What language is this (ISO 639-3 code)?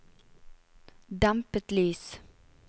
nor